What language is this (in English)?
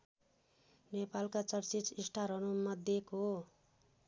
Nepali